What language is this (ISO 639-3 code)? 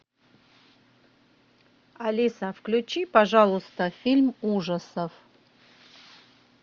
rus